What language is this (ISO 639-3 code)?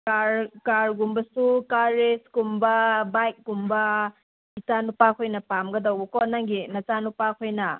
mni